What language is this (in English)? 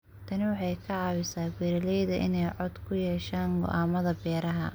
Somali